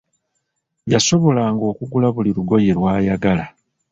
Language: Ganda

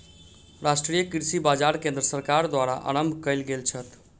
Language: Maithili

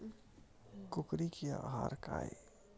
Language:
Chhattisgarhi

